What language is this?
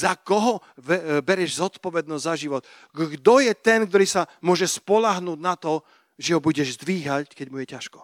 Slovak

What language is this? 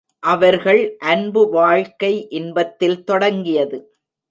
Tamil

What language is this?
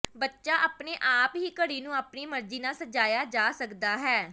Punjabi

